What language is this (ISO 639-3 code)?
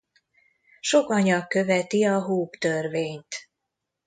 hun